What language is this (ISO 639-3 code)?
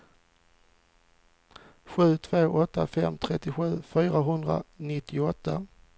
swe